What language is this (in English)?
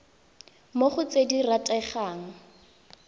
Tswana